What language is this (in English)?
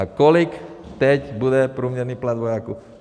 Czech